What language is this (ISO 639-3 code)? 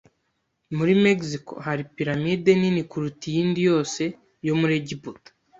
kin